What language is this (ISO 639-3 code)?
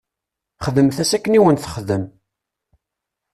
kab